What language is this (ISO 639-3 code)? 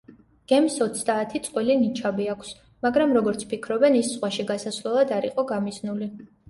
kat